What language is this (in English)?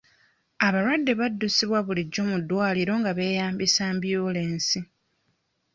Ganda